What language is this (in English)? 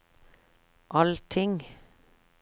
Norwegian